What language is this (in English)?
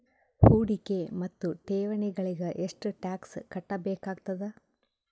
Kannada